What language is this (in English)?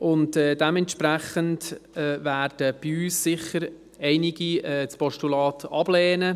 Swiss German